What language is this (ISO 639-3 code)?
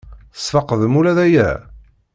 kab